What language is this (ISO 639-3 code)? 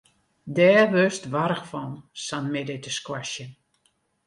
fry